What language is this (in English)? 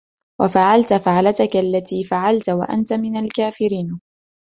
Arabic